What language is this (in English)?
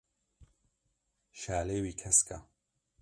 Kurdish